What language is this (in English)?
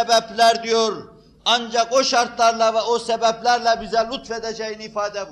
Turkish